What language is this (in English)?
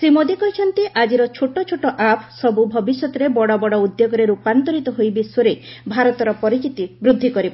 Odia